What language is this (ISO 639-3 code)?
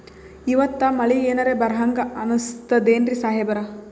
kan